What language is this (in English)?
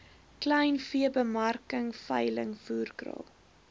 Afrikaans